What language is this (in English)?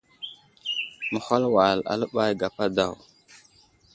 Wuzlam